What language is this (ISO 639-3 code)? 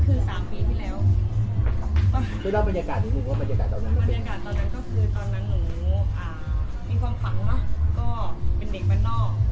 tha